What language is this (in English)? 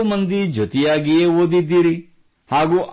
Kannada